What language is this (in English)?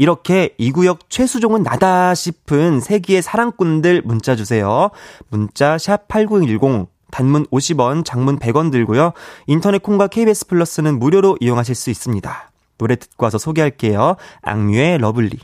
Korean